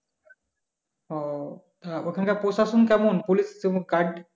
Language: Bangla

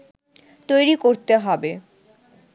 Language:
Bangla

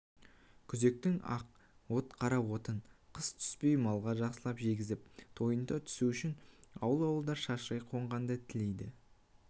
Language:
Kazakh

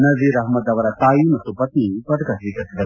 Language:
Kannada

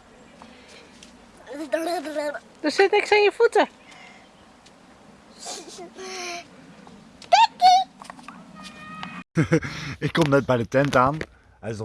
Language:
Dutch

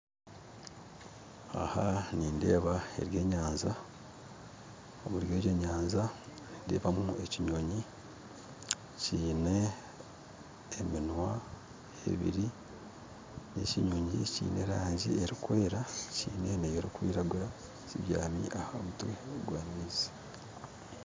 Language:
Nyankole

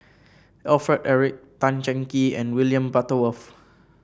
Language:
English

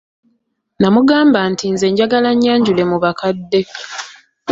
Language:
Ganda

